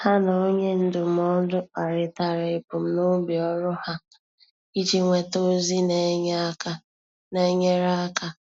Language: Igbo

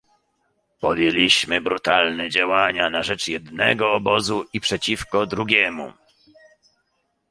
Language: Polish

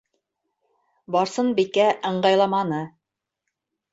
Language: Bashkir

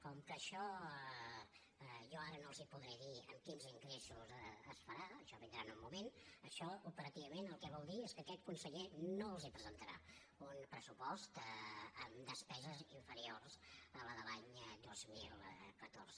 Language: Catalan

